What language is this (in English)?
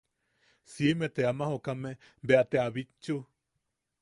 Yaqui